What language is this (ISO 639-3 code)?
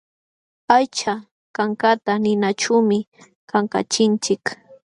qxw